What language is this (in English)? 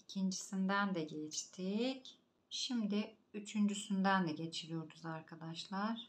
Turkish